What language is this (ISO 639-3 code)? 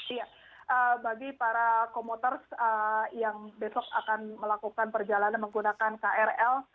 ind